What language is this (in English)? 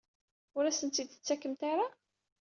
Kabyle